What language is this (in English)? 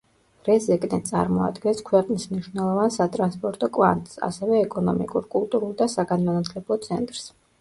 Georgian